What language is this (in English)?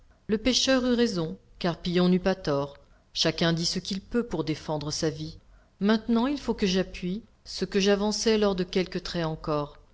French